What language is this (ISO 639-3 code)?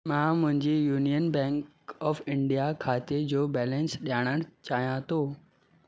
snd